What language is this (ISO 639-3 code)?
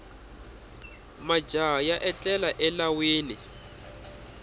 tso